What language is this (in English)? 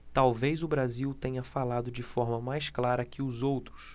Portuguese